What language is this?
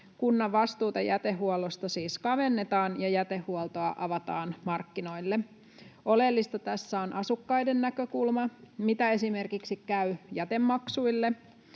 Finnish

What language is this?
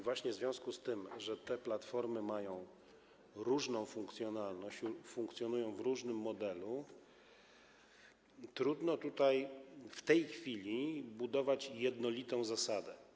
Polish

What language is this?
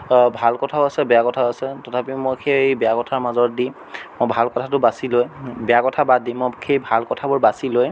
Assamese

